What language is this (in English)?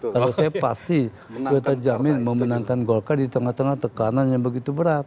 Indonesian